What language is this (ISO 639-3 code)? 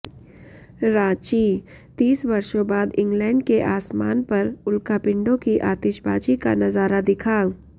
hin